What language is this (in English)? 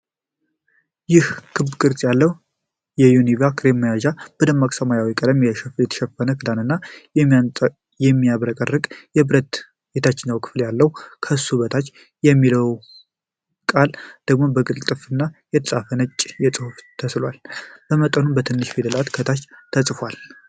Amharic